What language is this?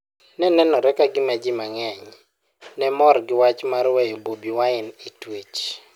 Luo (Kenya and Tanzania)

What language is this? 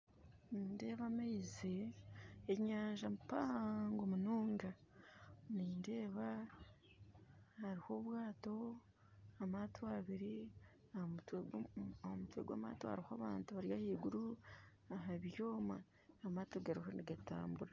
Nyankole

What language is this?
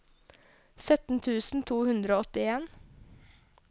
Norwegian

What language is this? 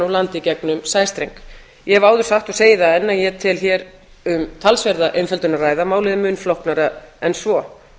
Icelandic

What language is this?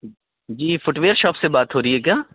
Urdu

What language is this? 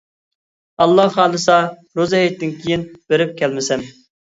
Uyghur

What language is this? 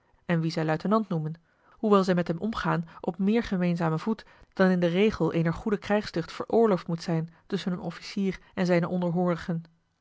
Dutch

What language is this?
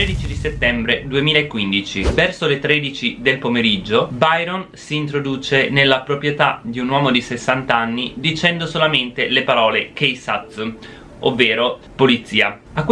Italian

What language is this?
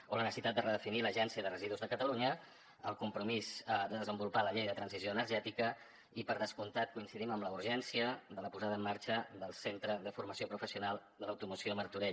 Catalan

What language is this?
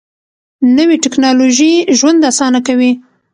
Pashto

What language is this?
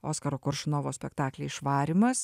Lithuanian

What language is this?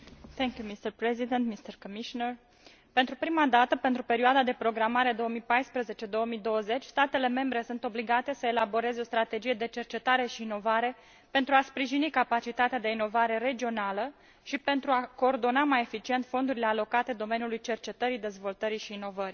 Romanian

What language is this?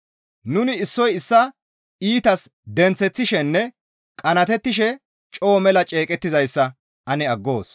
Gamo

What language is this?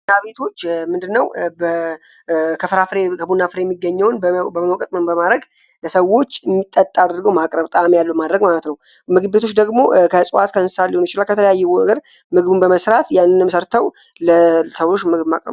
Amharic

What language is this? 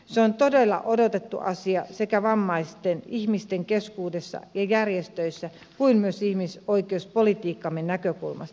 Finnish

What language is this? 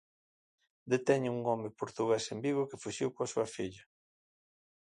Galician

